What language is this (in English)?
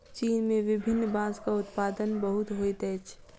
Maithili